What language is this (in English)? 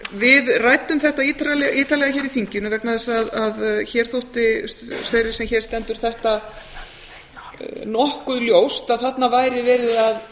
Icelandic